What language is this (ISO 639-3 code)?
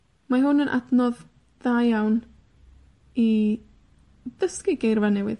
cym